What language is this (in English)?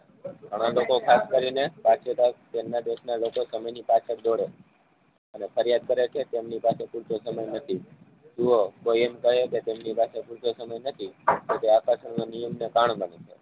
Gujarati